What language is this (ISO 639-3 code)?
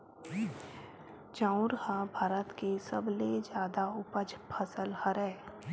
hne